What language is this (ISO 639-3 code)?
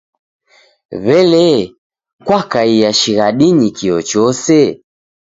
dav